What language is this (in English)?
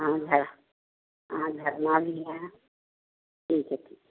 Hindi